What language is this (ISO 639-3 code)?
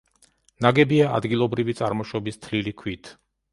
kat